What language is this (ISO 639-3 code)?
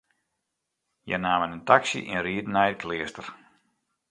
fry